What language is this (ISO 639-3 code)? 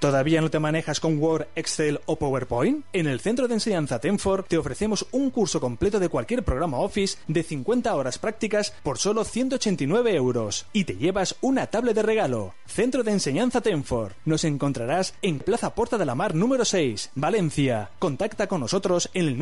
spa